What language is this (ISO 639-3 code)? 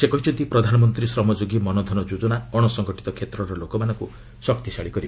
ori